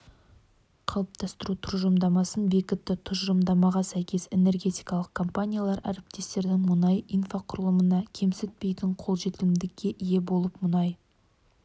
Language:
Kazakh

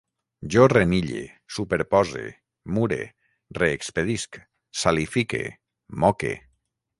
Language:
Catalan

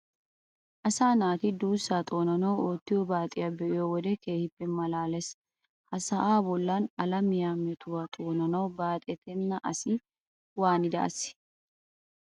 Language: Wolaytta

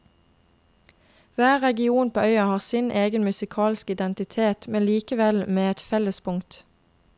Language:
Norwegian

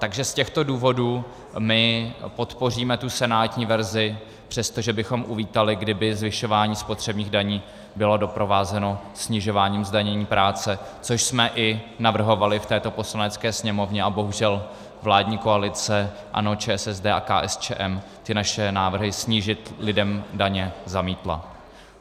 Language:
Czech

